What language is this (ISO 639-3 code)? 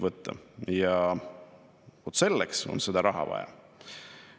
est